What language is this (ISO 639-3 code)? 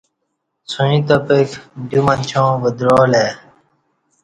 bsh